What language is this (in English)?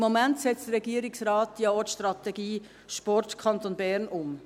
Swiss German